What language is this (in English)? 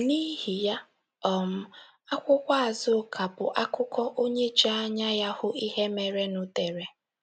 Igbo